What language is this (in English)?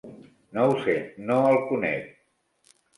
Catalan